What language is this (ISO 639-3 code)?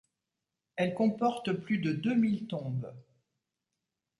fra